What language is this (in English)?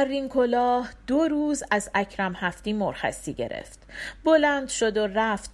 Persian